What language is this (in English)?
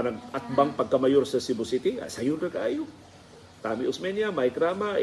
Filipino